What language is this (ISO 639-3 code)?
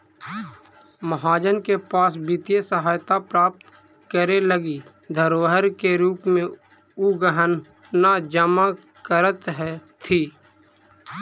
mag